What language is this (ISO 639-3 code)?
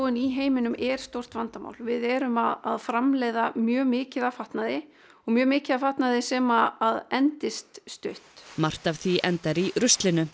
isl